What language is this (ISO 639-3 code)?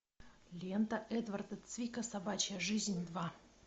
rus